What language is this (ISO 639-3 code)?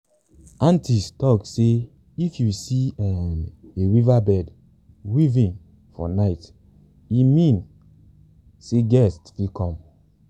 pcm